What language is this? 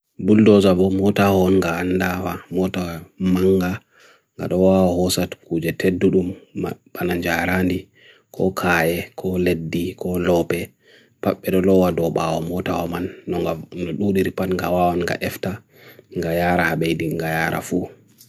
Bagirmi Fulfulde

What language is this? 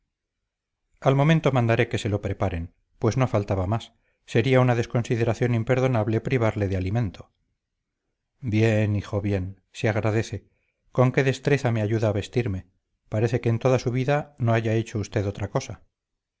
Spanish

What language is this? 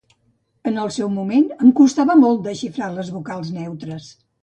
Catalan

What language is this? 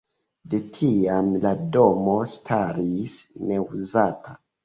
Esperanto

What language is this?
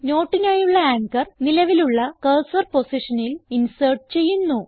Malayalam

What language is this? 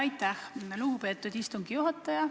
Estonian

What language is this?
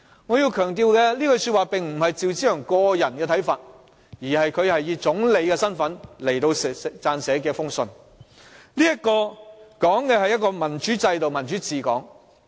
Cantonese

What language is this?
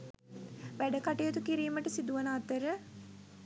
Sinhala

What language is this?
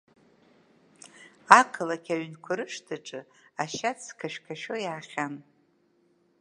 Abkhazian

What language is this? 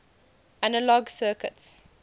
English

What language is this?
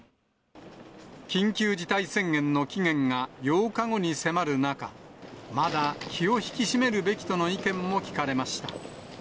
Japanese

